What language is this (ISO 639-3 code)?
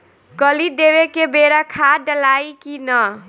bho